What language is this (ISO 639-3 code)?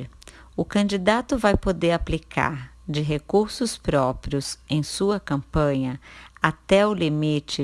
por